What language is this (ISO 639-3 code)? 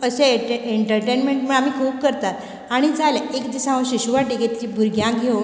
kok